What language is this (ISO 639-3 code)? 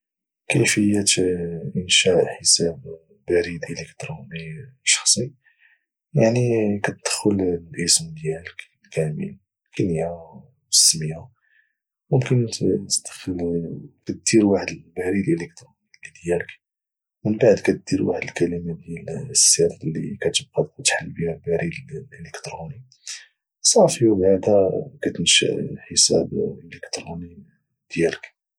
ary